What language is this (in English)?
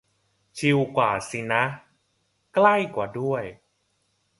Thai